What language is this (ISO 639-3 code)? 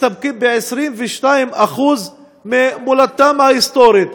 heb